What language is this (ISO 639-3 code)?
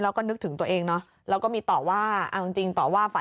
tha